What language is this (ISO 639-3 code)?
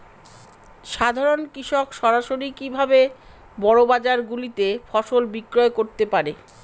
ben